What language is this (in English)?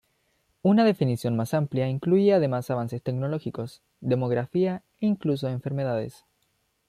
Spanish